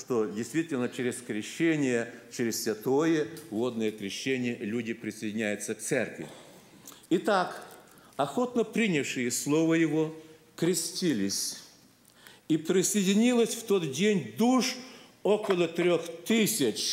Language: Russian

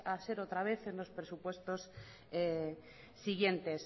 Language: Spanish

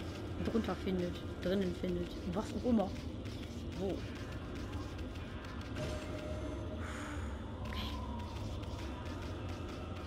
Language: German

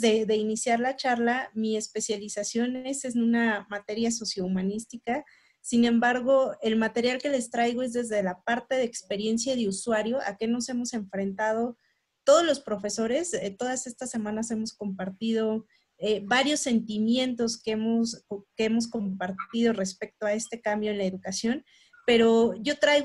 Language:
Spanish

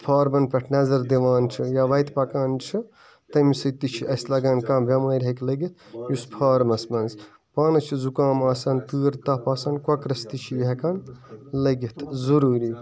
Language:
Kashmiri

